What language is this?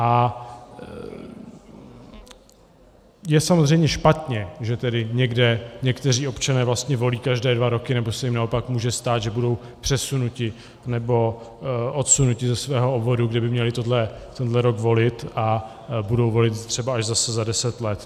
Czech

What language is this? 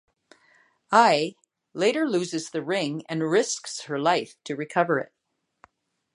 English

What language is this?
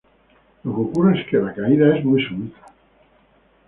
Spanish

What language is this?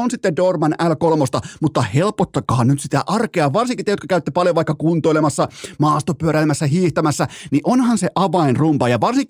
Finnish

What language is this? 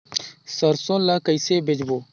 Chhattisgarhi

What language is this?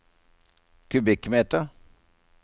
Norwegian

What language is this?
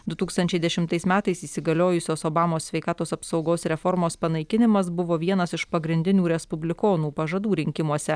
Lithuanian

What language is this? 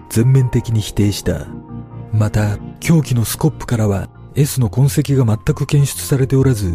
Japanese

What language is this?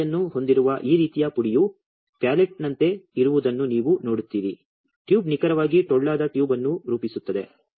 Kannada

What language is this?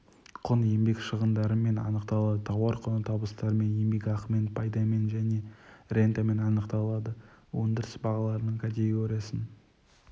Kazakh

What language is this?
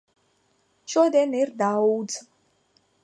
Latvian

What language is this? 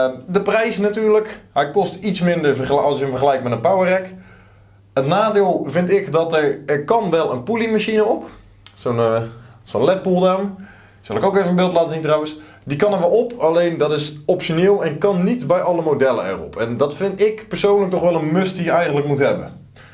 Dutch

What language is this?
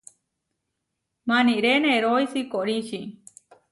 Huarijio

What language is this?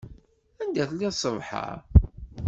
Kabyle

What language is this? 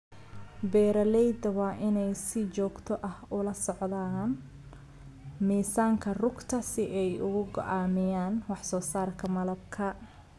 Somali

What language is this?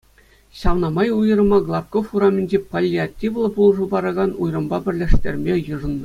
Chuvash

